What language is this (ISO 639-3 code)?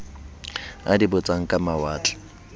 sot